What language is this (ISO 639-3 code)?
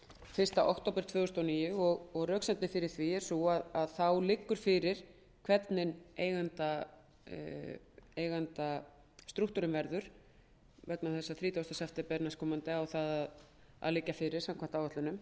isl